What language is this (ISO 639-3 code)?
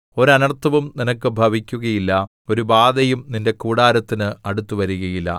mal